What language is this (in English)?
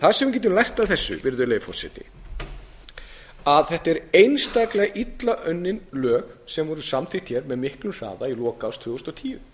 Icelandic